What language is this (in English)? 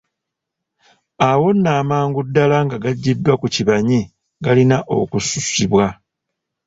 Ganda